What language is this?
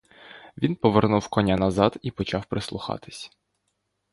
Ukrainian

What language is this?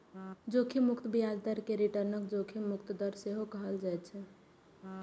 Maithili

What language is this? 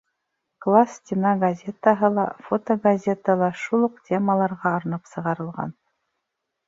Bashkir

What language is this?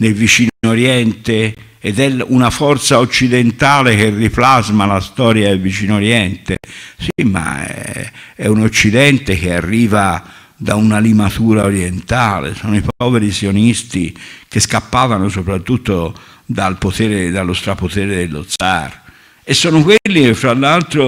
Italian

